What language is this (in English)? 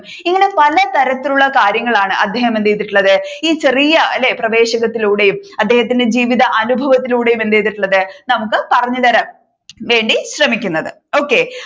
Malayalam